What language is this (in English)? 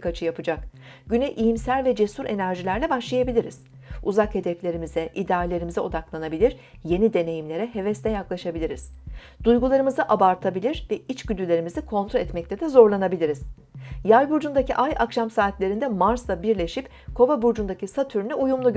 Turkish